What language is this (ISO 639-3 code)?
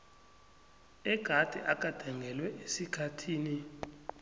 nbl